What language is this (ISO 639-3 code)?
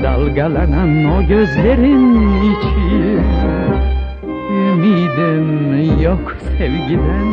tur